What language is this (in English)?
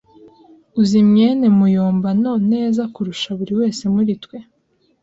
Kinyarwanda